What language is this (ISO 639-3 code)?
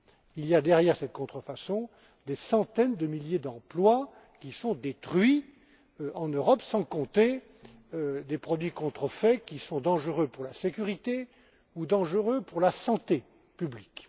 fra